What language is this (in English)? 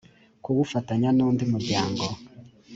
Kinyarwanda